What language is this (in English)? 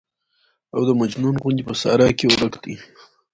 Pashto